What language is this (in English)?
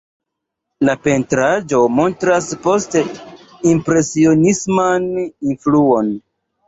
Esperanto